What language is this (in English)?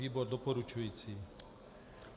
Czech